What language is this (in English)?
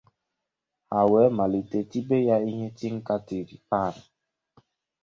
Igbo